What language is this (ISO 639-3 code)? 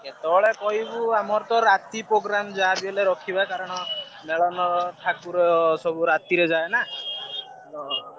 ori